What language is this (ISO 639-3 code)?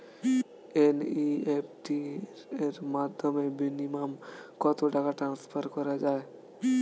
ben